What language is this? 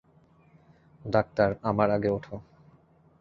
Bangla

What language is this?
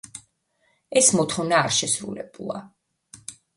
Georgian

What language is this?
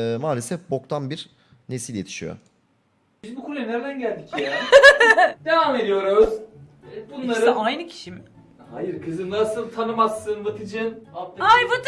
Turkish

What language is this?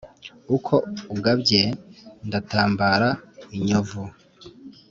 Kinyarwanda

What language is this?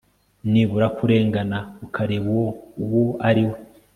Kinyarwanda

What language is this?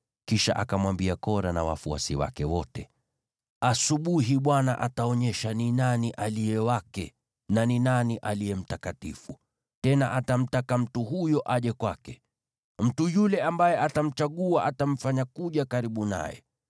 Swahili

